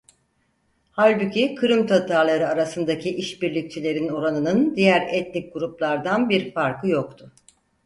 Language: Turkish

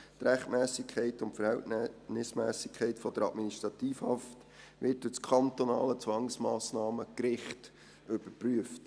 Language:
Swiss German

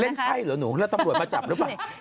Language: Thai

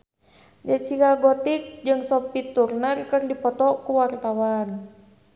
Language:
Sundanese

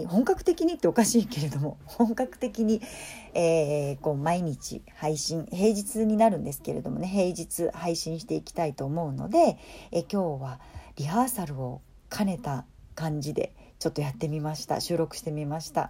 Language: Japanese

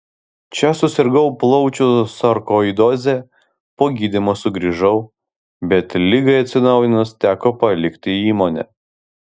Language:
Lithuanian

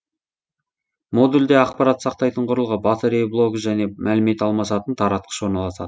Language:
Kazakh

